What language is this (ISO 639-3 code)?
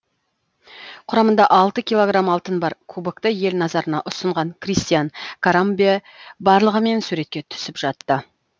kaz